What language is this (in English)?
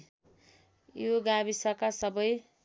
Nepali